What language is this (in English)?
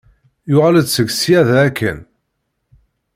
Kabyle